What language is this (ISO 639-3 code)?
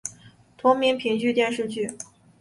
zho